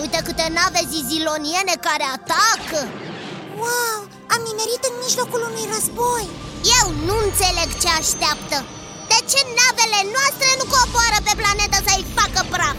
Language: Romanian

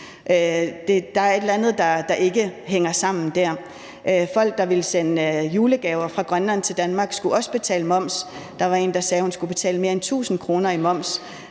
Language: Danish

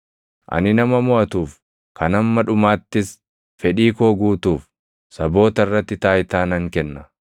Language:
Oromo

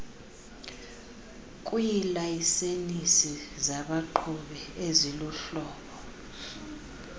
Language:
Xhosa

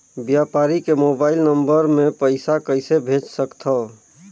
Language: Chhattisgarhi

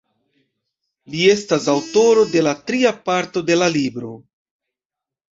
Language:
Esperanto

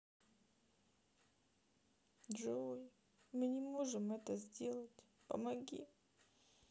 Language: Russian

